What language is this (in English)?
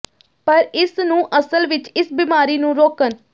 Punjabi